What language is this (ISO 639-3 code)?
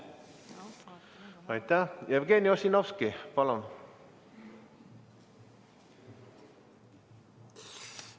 est